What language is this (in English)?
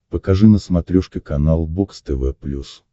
Russian